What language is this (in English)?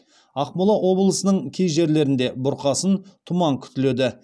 Kazakh